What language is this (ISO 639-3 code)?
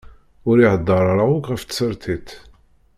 kab